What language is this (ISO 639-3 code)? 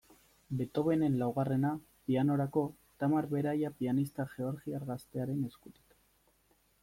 eus